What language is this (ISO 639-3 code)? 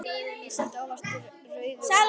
isl